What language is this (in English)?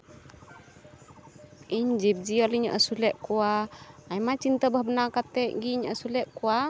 Santali